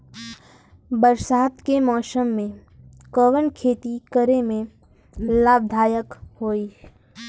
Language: Bhojpuri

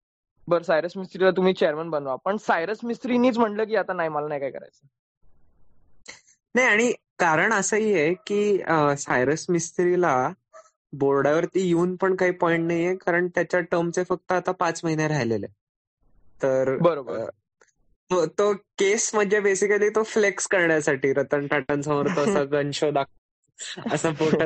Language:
Marathi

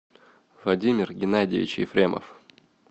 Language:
Russian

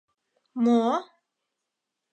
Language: Mari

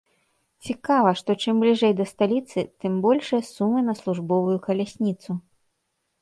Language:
Belarusian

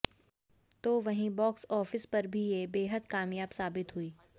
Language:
Hindi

